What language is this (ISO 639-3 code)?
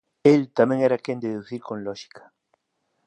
glg